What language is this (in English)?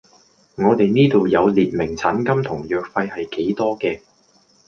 Cantonese